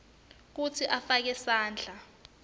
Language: Swati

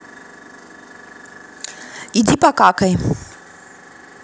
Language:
Russian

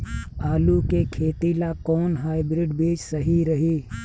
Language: Bhojpuri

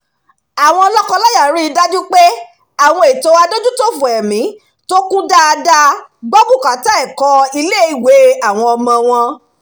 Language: Yoruba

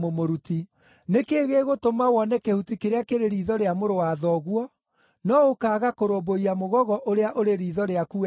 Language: Kikuyu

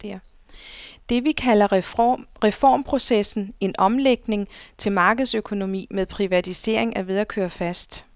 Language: Danish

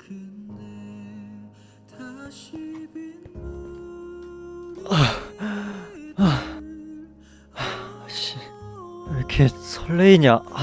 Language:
Korean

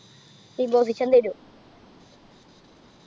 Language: Malayalam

